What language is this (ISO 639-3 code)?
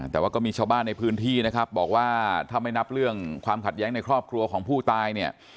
tha